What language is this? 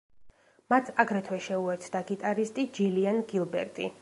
Georgian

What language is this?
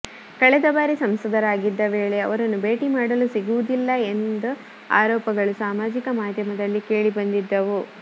Kannada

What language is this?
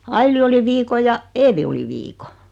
Finnish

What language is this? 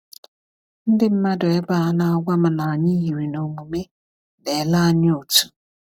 Igbo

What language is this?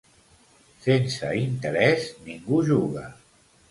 Catalan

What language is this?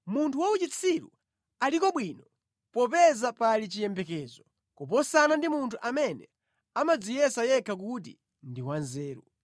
Nyanja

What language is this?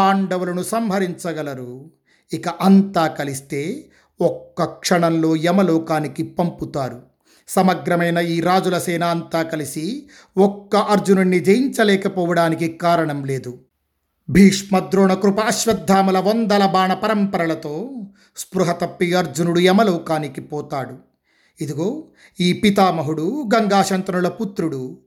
Telugu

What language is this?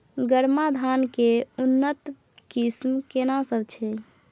Maithili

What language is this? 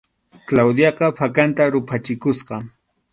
Arequipa-La Unión Quechua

